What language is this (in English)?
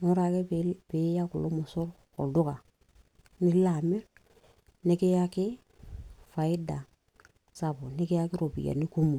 Masai